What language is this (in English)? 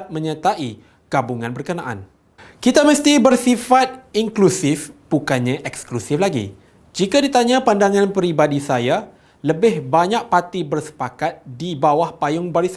Malay